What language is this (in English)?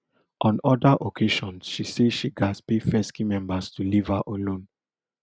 Nigerian Pidgin